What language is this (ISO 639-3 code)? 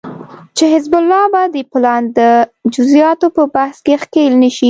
pus